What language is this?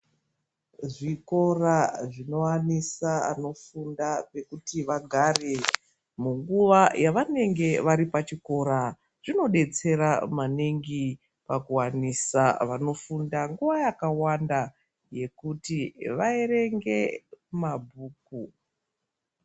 Ndau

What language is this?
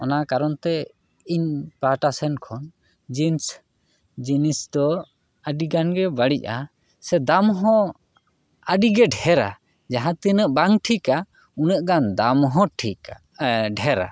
Santali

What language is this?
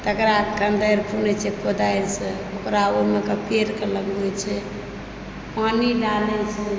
Maithili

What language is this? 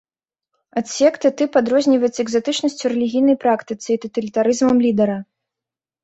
Belarusian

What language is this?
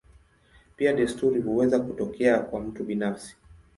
Swahili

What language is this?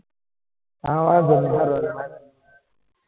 Gujarati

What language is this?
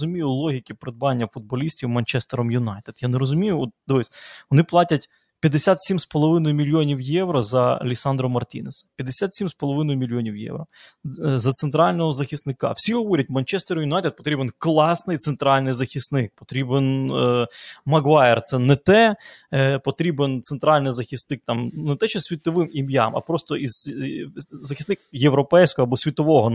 Ukrainian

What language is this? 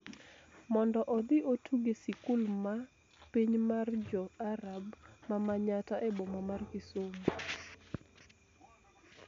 Luo (Kenya and Tanzania)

